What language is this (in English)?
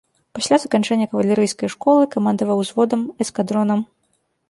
Belarusian